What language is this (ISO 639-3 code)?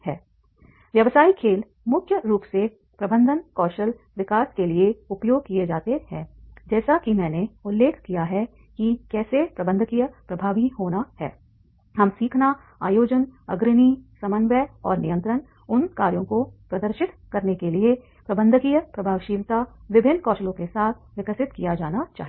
hin